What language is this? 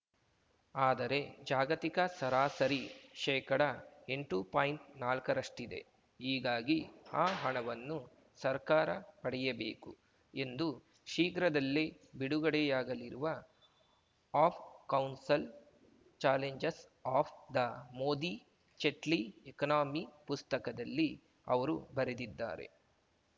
Kannada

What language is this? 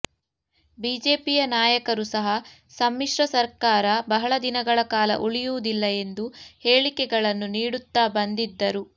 Kannada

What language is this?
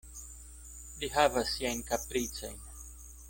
Esperanto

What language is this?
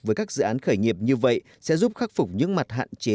Vietnamese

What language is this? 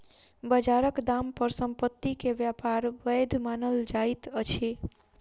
Maithili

